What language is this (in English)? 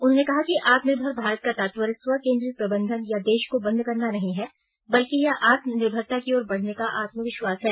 Hindi